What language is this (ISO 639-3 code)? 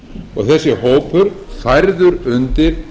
isl